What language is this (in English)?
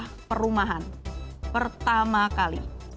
Indonesian